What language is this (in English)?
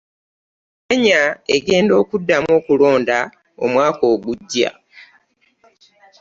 Ganda